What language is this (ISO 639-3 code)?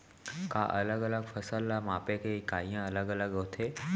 hne